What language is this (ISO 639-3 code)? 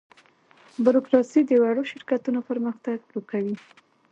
pus